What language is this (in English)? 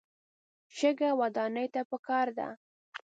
Pashto